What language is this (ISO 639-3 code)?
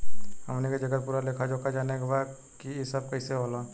bho